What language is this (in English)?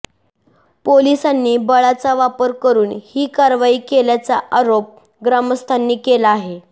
Marathi